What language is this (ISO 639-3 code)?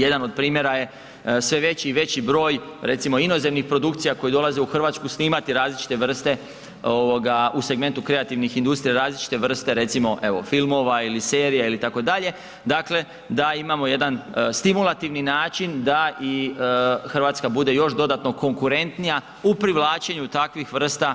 hrv